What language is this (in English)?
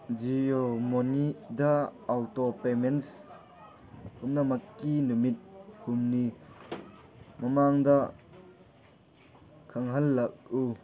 Manipuri